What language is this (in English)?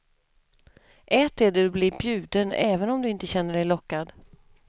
Swedish